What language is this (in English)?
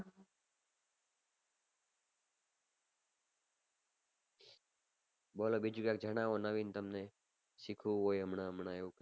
Gujarati